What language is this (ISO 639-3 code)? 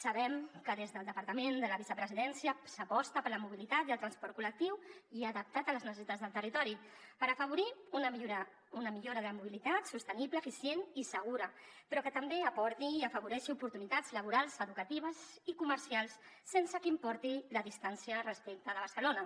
cat